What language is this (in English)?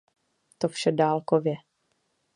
Czech